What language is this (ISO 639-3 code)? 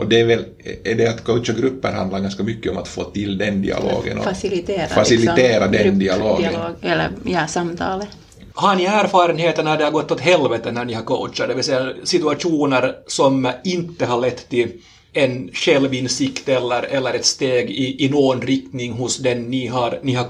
swe